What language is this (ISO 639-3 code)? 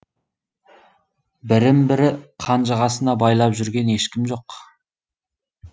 kaz